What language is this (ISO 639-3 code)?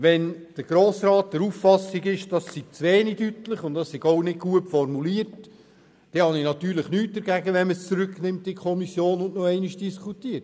gsw